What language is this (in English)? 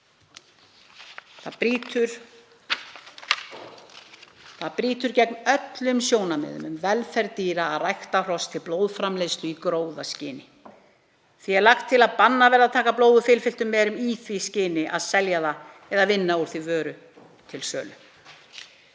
Icelandic